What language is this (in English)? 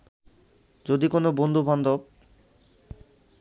Bangla